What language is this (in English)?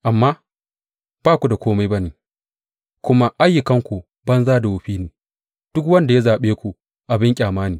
Hausa